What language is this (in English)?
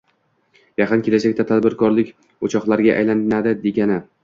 Uzbek